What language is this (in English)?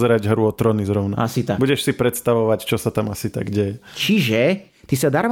Slovak